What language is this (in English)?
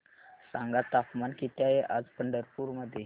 Marathi